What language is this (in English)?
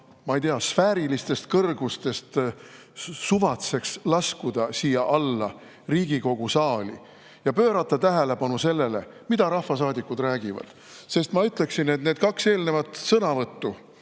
Estonian